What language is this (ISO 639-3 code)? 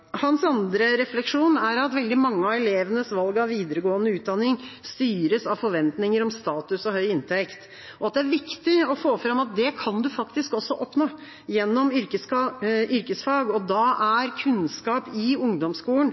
nob